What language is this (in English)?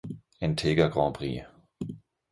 German